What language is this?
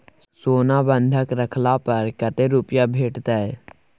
Maithili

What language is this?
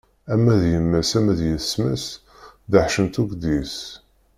Kabyle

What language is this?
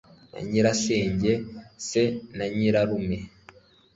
Kinyarwanda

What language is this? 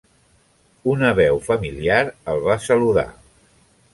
Catalan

